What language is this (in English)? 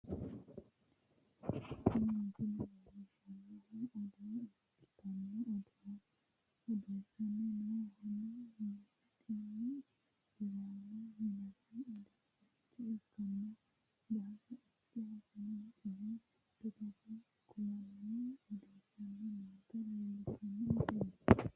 Sidamo